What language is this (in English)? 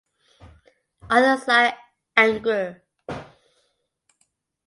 English